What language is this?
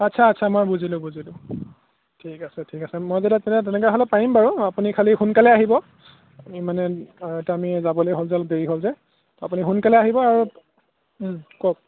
Assamese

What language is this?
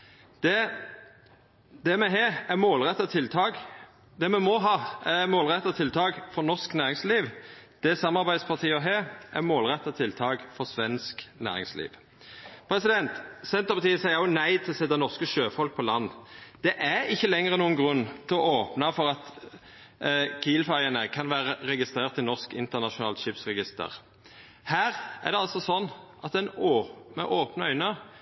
Norwegian Nynorsk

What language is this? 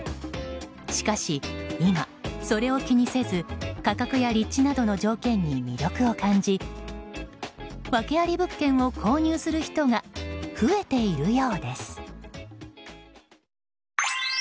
Japanese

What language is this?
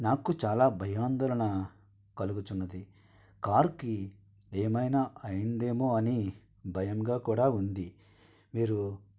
Telugu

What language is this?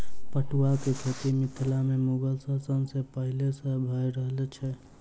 Maithili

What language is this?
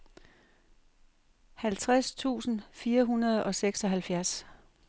Danish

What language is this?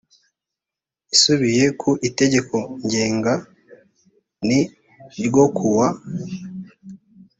Kinyarwanda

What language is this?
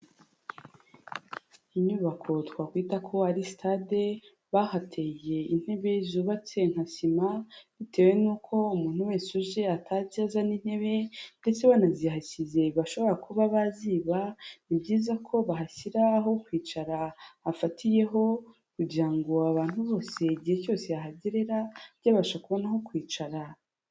Kinyarwanda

